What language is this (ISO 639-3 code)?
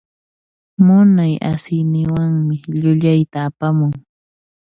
qxp